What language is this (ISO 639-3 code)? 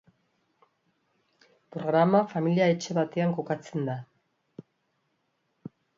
eus